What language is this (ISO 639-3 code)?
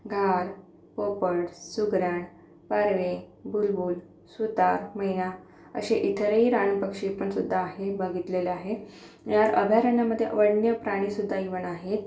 mar